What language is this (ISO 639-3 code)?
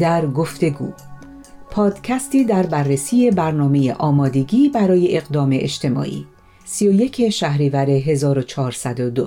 fas